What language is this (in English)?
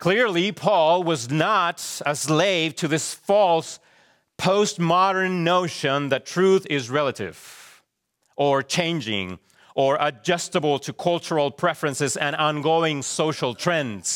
English